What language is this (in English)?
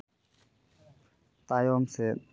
Santali